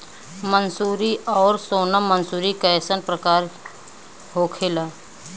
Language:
Bhojpuri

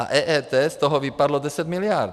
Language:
Czech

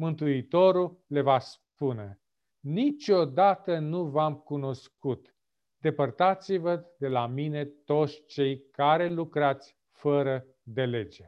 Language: Romanian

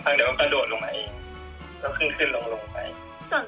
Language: Thai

